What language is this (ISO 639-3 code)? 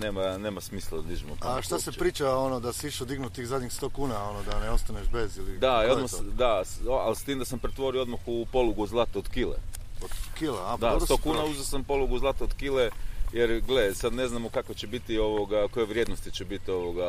hrv